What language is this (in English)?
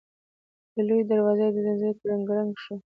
Pashto